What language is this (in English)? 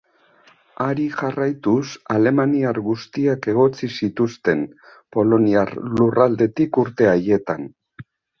Basque